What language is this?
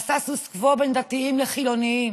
Hebrew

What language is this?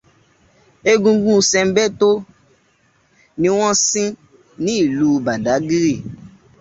Yoruba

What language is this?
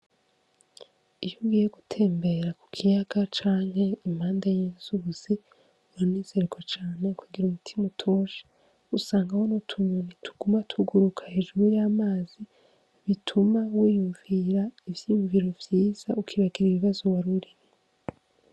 Rundi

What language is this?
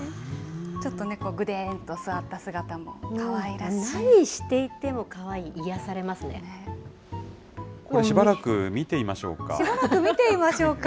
Japanese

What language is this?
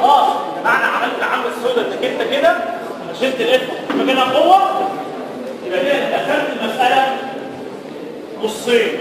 Arabic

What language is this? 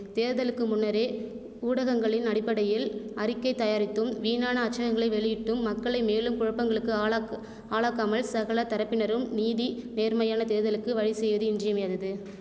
Tamil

